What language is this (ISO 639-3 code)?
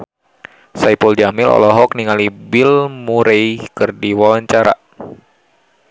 sun